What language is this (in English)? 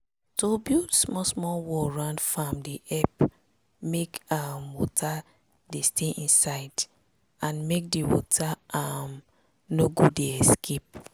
Nigerian Pidgin